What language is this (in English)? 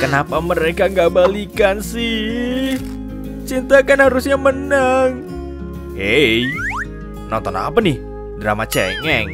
Indonesian